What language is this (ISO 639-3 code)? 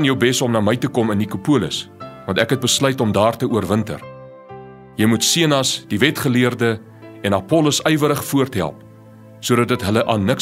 nld